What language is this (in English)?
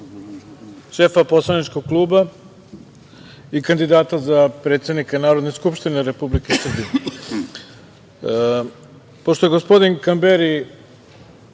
Serbian